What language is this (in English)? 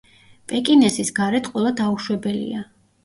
Georgian